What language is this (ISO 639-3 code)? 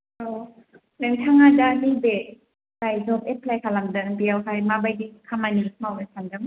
brx